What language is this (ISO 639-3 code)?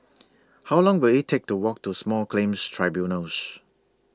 eng